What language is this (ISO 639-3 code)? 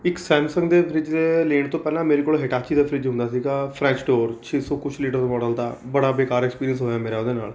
pan